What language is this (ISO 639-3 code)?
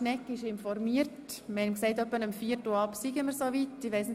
gsw